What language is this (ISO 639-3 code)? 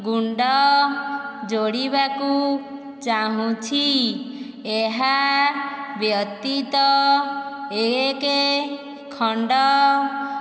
ori